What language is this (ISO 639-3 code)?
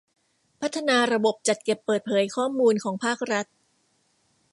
tha